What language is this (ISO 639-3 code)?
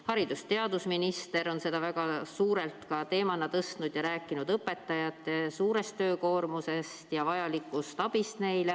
est